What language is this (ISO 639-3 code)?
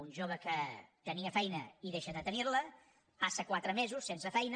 cat